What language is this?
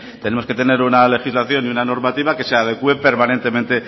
Spanish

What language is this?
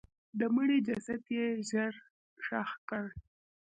Pashto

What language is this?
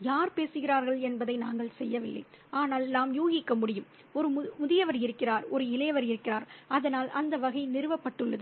Tamil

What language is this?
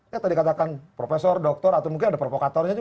Indonesian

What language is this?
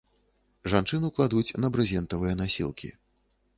Belarusian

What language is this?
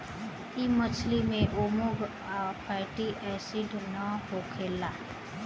Bhojpuri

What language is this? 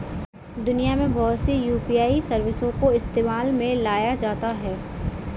Hindi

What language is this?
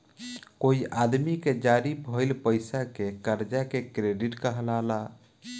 Bhojpuri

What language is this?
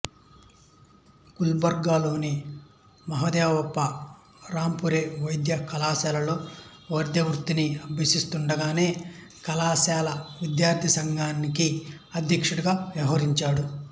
Telugu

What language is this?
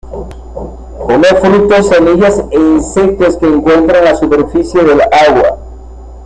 Spanish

